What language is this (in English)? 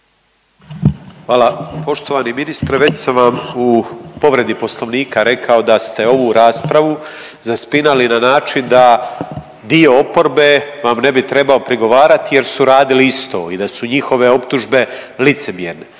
Croatian